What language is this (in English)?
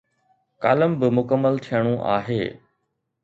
Sindhi